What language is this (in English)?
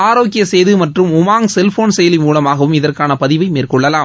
Tamil